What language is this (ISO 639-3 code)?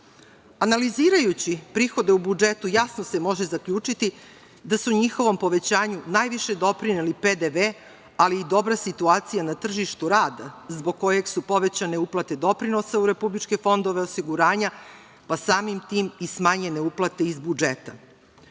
srp